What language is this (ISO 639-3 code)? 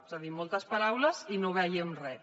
cat